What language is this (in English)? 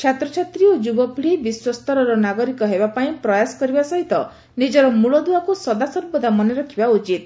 Odia